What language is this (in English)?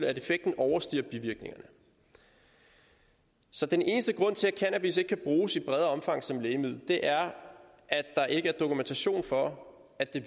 Danish